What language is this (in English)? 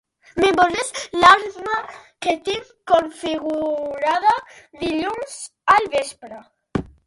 Catalan